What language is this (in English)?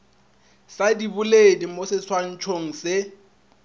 Northern Sotho